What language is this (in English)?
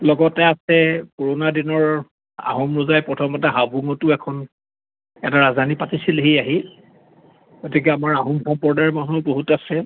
Assamese